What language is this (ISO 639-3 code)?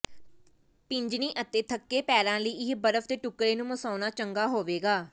pan